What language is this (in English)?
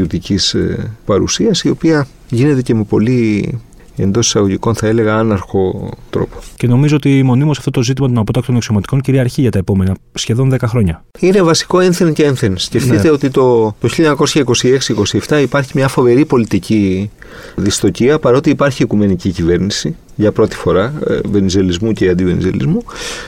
Greek